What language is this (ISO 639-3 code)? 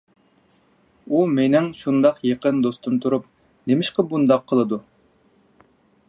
uig